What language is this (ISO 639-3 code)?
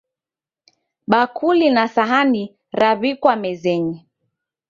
dav